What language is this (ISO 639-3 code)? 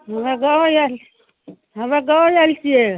mai